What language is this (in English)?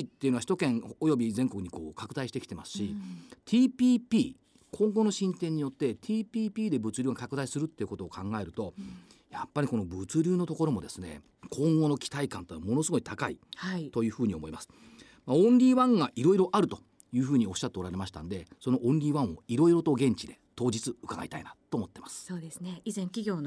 Japanese